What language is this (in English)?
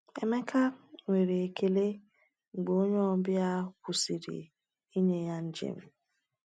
Igbo